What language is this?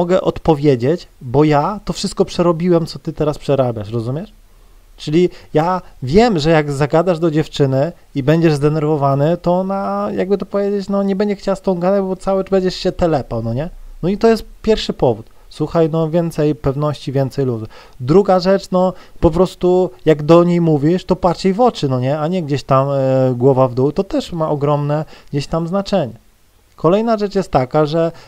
Polish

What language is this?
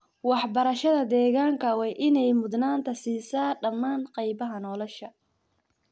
Somali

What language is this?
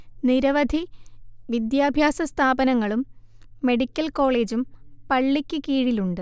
Malayalam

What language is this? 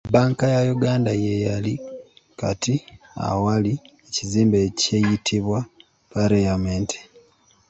Ganda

